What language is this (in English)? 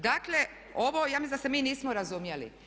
Croatian